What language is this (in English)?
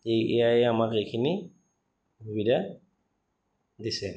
Assamese